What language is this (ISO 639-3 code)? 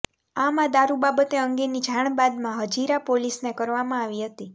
guj